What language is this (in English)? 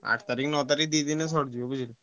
Odia